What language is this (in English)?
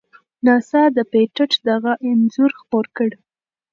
Pashto